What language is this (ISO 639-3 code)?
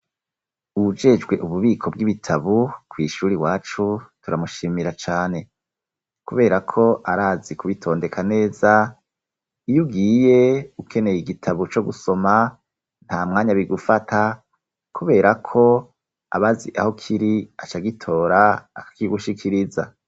run